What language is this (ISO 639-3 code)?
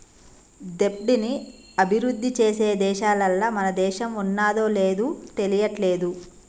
tel